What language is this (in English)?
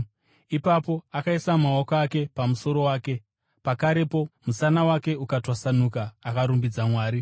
Shona